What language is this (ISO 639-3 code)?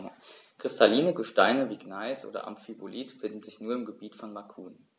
deu